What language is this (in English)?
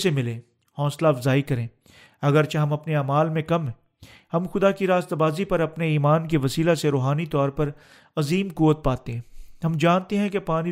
Urdu